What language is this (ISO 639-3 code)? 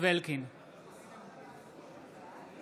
heb